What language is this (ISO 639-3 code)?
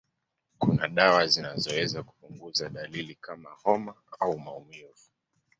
swa